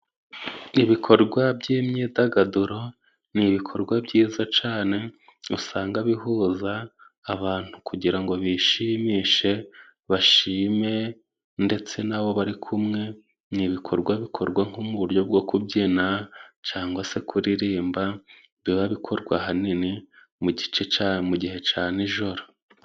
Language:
Kinyarwanda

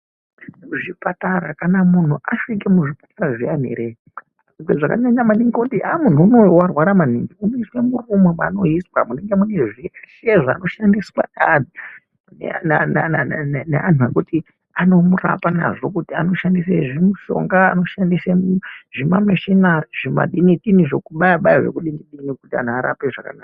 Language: Ndau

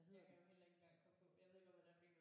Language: Danish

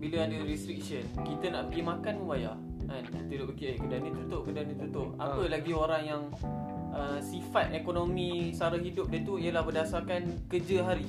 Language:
Malay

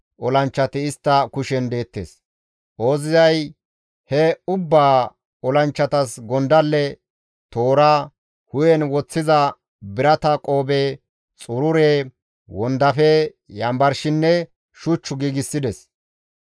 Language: Gamo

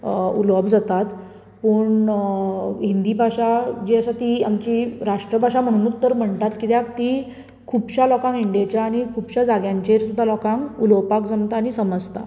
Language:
Konkani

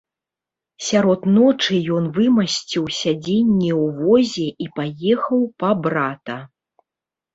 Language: Belarusian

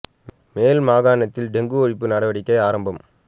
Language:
Tamil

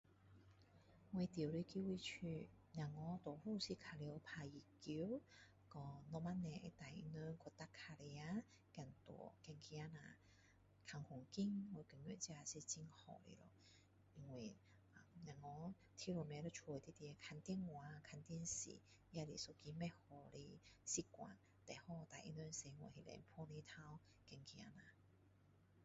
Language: Min Dong Chinese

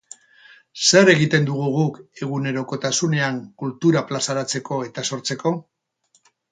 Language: Basque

